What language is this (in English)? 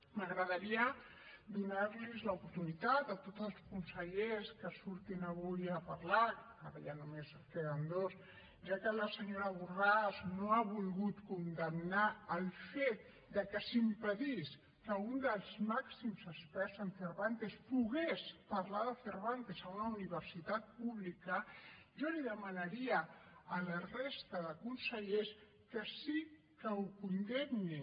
Catalan